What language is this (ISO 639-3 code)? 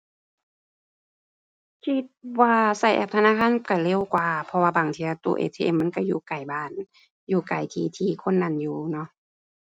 tha